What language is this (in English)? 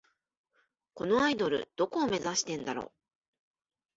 Japanese